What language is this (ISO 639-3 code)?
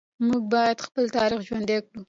pus